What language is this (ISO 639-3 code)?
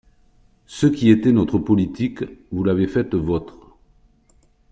fra